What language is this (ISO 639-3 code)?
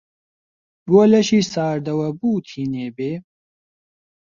ckb